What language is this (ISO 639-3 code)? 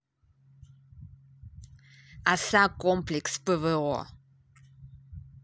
rus